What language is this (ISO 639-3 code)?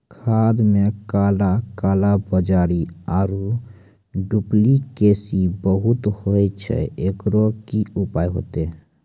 mai